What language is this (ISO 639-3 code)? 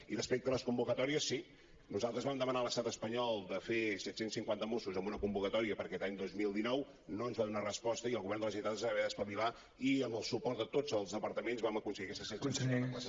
cat